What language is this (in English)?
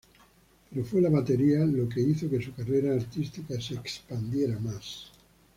Spanish